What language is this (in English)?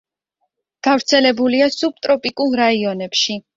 Georgian